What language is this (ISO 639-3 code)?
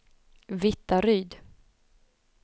swe